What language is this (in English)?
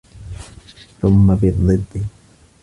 Arabic